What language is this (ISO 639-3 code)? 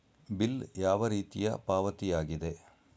kan